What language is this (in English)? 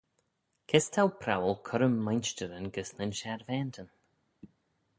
Manx